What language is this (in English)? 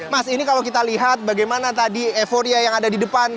Indonesian